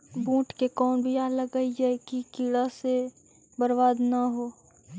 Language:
Magahi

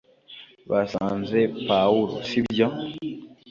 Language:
Kinyarwanda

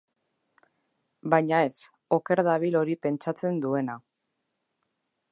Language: Basque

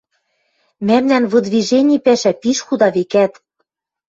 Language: Western Mari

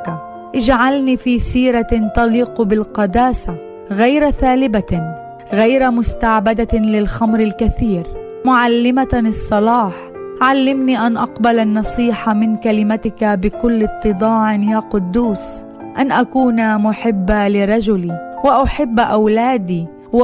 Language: Arabic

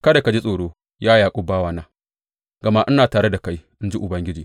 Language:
Hausa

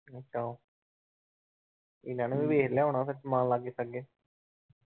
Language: Punjabi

